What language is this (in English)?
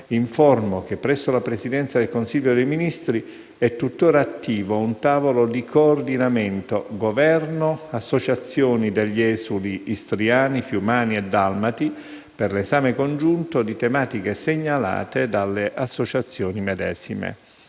Italian